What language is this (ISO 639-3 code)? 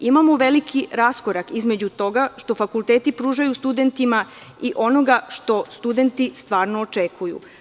srp